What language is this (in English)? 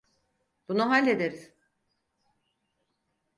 Turkish